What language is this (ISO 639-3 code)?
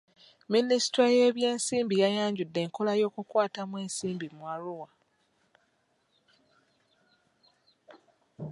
lug